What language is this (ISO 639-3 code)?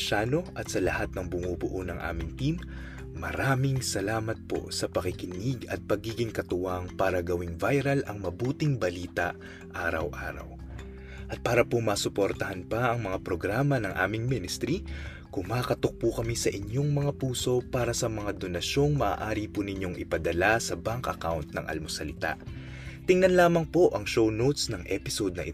fil